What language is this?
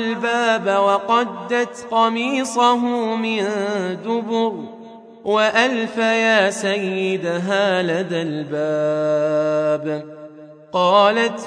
Arabic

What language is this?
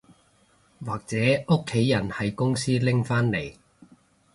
Cantonese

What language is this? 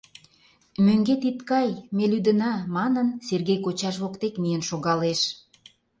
Mari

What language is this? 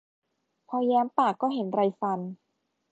Thai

